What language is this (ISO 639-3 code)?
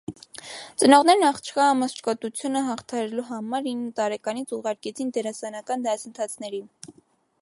hye